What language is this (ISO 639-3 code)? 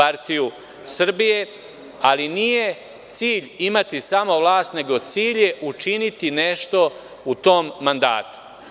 srp